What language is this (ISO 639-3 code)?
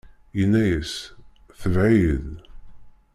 kab